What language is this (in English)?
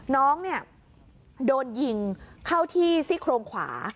Thai